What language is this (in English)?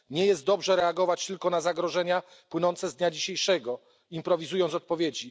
Polish